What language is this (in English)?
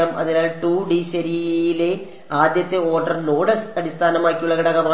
Malayalam